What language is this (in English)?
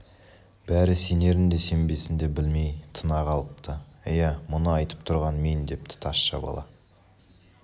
Kazakh